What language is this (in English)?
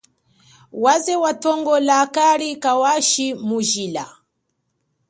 Chokwe